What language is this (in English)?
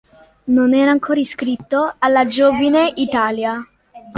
Italian